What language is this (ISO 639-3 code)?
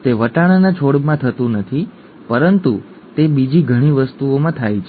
guj